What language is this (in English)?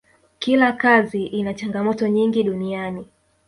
Swahili